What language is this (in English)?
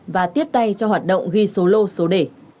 Vietnamese